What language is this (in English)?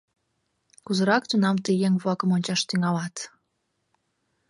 Mari